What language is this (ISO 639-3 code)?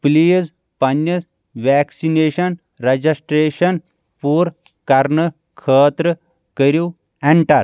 kas